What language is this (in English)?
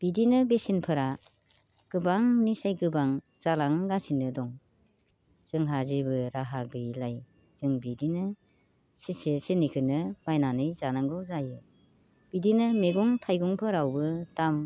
Bodo